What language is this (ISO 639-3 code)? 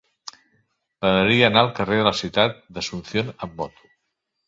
cat